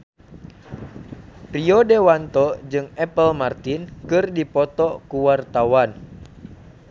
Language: Sundanese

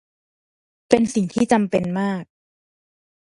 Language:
Thai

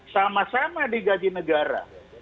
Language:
Indonesian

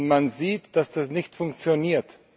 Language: German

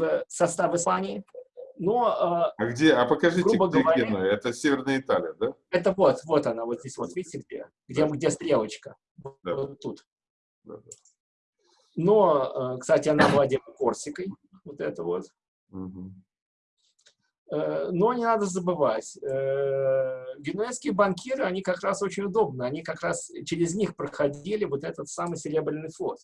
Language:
Russian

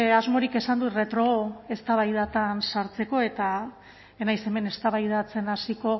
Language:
Basque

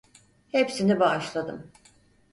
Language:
Turkish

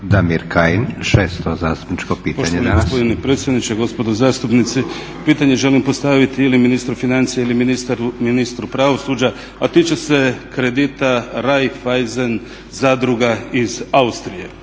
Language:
Croatian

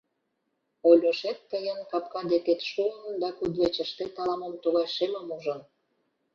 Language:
Mari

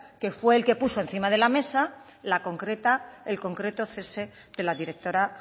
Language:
Spanish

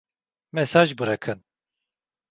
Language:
Turkish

